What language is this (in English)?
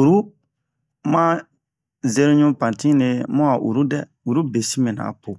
Bomu